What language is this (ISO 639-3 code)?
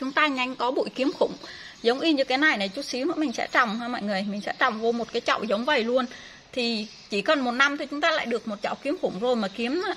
vie